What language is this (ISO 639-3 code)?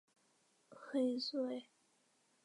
zho